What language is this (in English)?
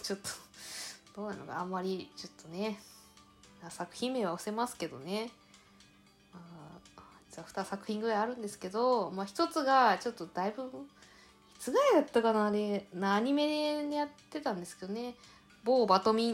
Japanese